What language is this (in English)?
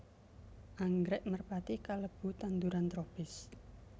Javanese